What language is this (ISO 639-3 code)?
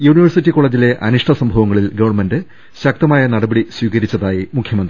mal